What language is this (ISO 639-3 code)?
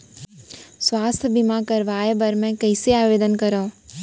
hne